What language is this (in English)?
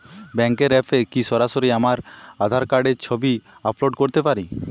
Bangla